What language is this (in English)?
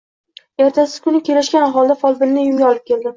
Uzbek